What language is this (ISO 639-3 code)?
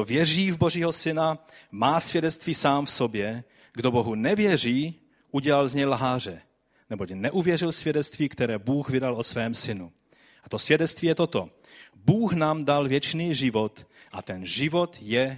ces